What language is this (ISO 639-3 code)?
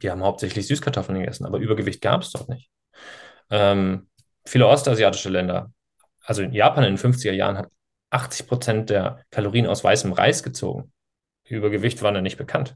deu